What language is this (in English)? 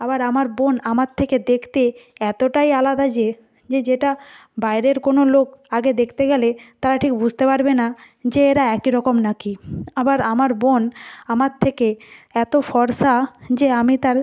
Bangla